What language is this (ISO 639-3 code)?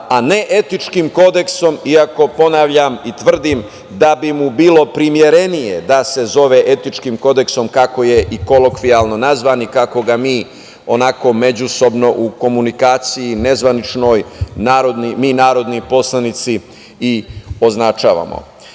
srp